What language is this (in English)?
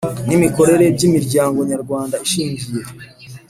Kinyarwanda